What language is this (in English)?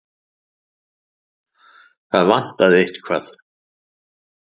Icelandic